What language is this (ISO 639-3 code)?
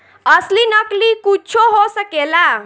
bho